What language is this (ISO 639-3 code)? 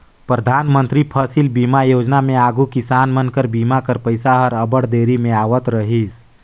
hne